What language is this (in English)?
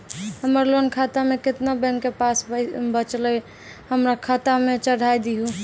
Maithili